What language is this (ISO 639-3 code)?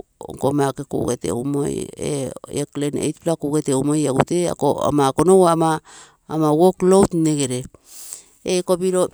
buo